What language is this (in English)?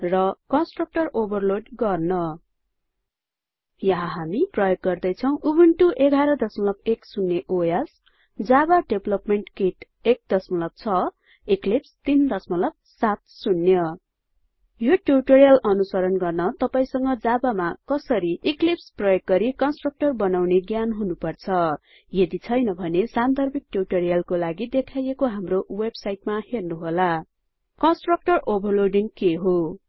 Nepali